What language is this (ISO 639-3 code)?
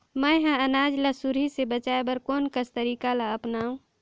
hne